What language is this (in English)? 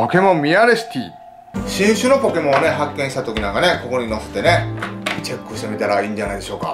Japanese